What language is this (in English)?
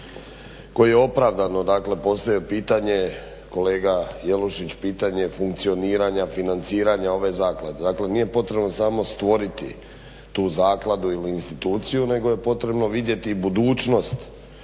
Croatian